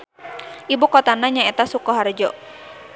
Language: Sundanese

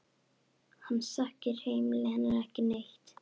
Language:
Icelandic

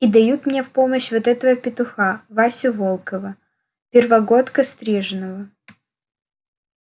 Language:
Russian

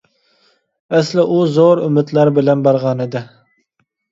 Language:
Uyghur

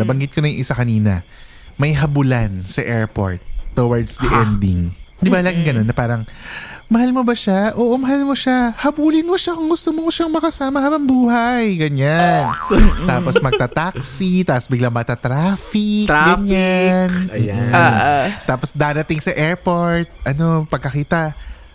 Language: Filipino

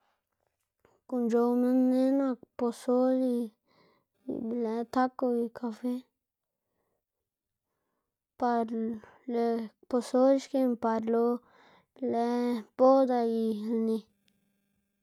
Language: Xanaguía Zapotec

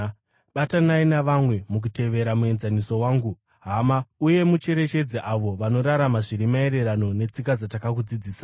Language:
Shona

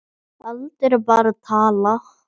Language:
Icelandic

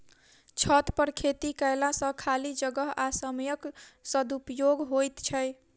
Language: Maithili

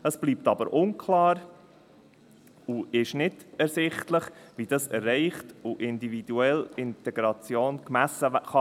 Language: Swiss German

